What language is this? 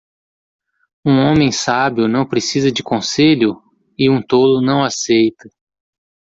Portuguese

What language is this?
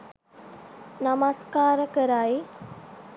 Sinhala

